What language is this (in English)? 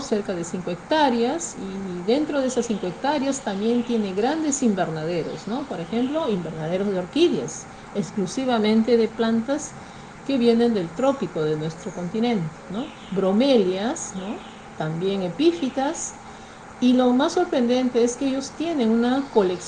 Spanish